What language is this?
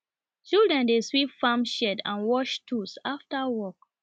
Nigerian Pidgin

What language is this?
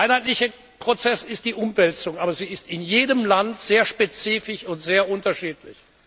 German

